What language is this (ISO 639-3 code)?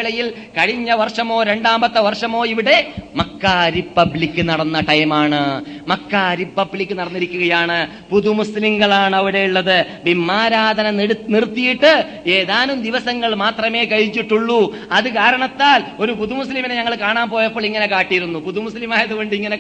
mal